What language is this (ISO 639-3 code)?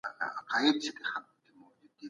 pus